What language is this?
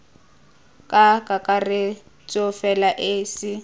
Tswana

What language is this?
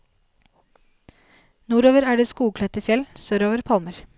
Norwegian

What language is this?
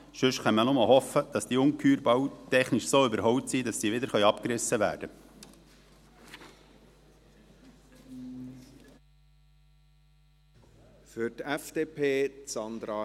Swiss German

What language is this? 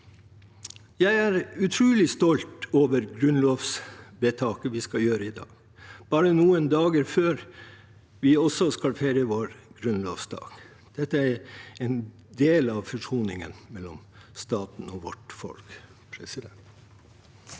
Norwegian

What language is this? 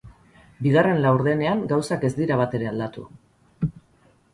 Basque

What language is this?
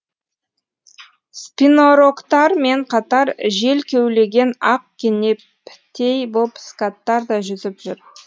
Kazakh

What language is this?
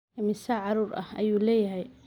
Somali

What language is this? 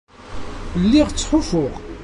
Kabyle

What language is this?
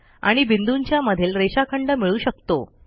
Marathi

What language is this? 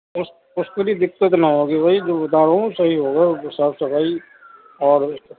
Urdu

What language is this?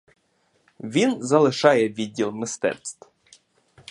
Ukrainian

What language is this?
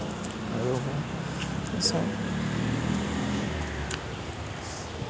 Assamese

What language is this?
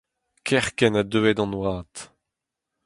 Breton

